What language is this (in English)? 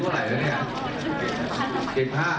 Thai